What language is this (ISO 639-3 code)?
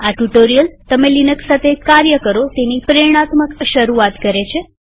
guj